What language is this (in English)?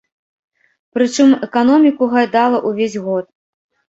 Belarusian